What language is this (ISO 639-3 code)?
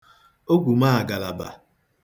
ibo